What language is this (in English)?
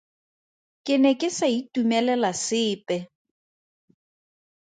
Tswana